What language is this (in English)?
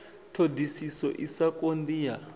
Venda